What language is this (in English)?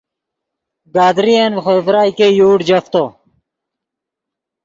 Yidgha